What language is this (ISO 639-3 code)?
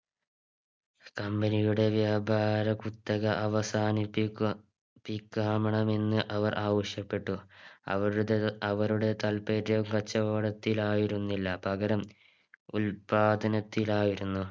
mal